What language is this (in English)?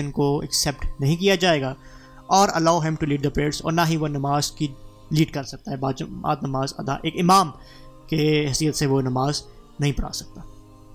Urdu